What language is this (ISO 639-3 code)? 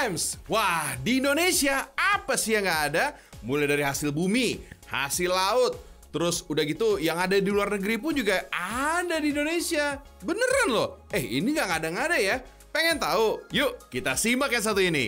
ind